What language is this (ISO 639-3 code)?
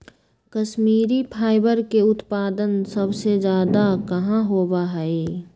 mag